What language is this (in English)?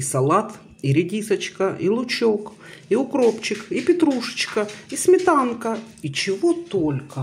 Russian